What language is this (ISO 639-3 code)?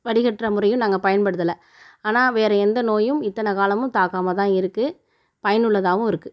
tam